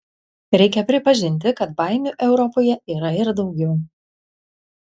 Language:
Lithuanian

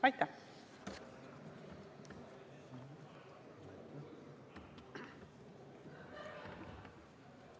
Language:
Estonian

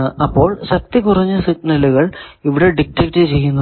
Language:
Malayalam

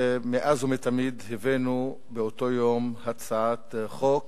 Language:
Hebrew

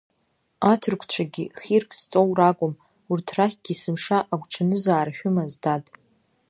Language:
Abkhazian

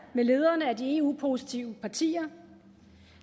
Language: Danish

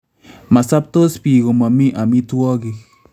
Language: Kalenjin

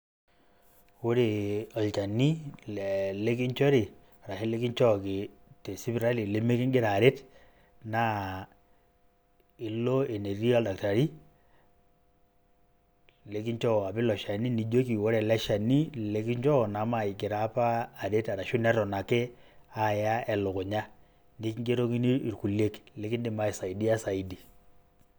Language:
Masai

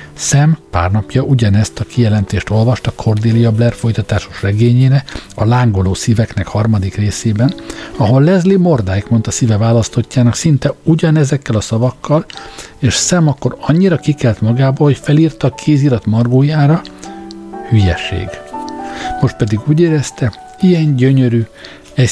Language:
Hungarian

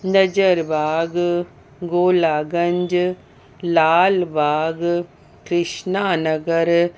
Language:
Sindhi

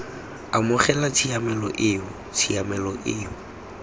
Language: Tswana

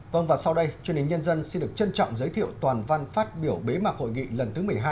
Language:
Vietnamese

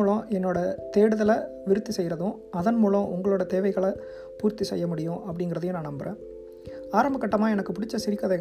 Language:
Tamil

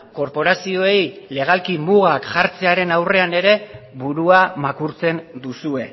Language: Basque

